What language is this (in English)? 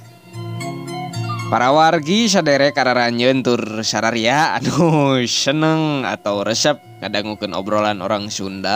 Indonesian